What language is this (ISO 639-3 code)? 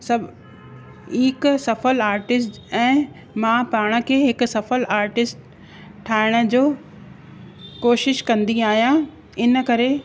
snd